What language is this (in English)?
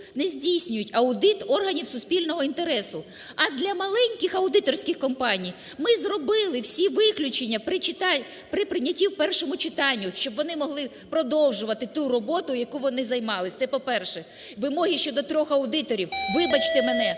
Ukrainian